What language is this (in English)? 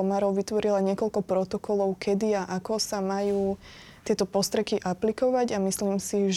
Slovak